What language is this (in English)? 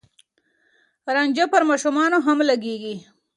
Pashto